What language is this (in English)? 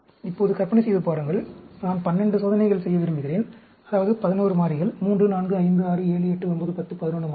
Tamil